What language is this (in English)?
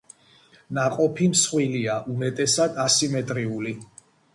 Georgian